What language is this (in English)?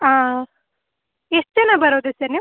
Kannada